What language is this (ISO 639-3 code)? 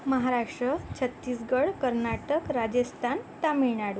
mar